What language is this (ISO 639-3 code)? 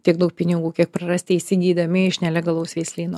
lit